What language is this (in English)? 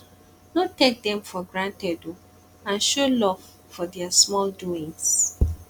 Nigerian Pidgin